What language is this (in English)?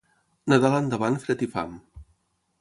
Catalan